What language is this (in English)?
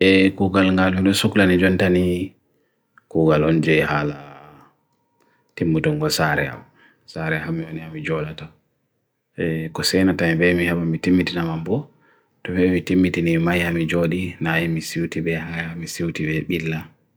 Bagirmi Fulfulde